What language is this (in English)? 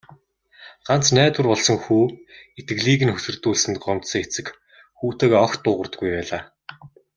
Mongolian